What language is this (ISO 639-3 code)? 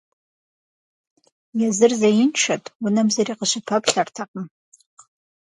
kbd